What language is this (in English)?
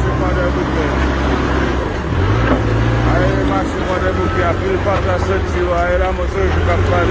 French